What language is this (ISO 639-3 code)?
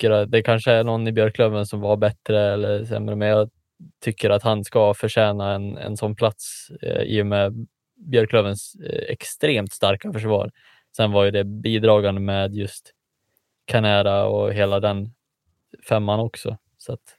swe